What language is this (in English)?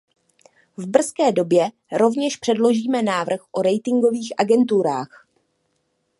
Czech